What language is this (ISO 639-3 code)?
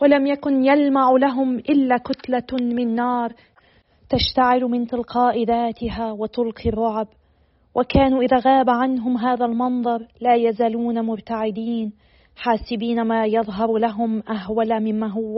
ara